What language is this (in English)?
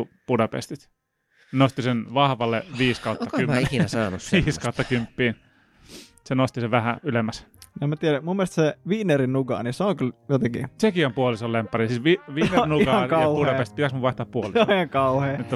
Finnish